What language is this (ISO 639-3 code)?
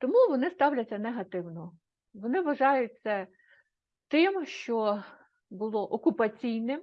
ukr